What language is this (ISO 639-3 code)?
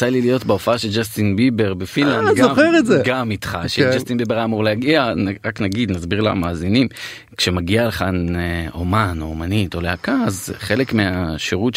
heb